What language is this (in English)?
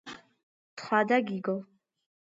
Georgian